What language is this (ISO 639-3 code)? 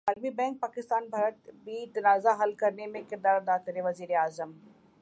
urd